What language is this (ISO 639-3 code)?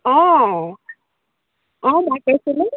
asm